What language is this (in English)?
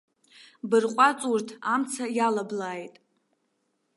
Abkhazian